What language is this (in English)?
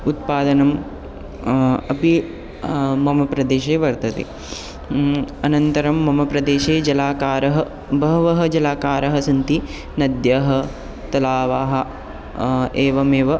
Sanskrit